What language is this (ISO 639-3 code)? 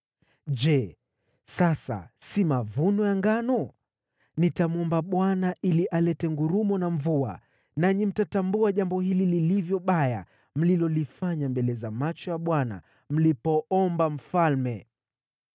swa